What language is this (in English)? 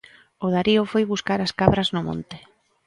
Galician